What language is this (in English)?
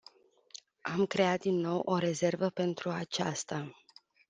Romanian